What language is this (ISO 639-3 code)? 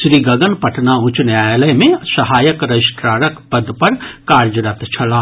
mai